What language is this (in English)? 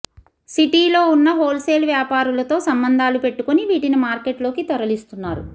Telugu